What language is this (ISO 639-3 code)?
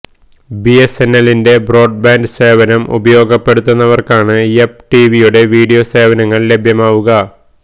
mal